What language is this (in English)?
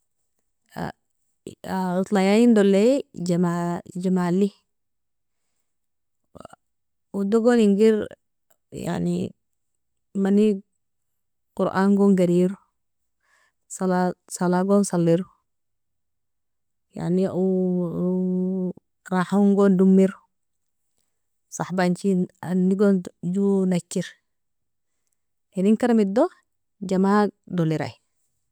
Nobiin